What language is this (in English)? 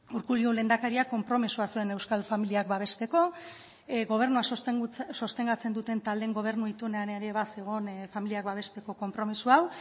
Basque